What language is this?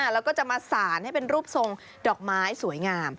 Thai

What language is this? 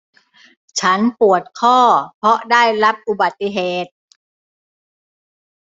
Thai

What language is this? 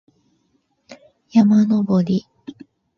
Japanese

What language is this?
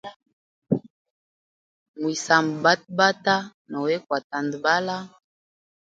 Hemba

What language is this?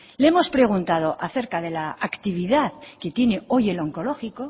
Spanish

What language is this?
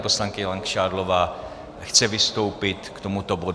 Czech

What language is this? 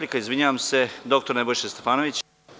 Serbian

